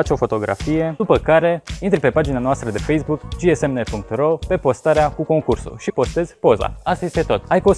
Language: Romanian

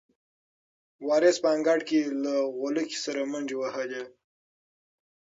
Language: Pashto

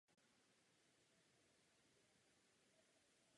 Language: Czech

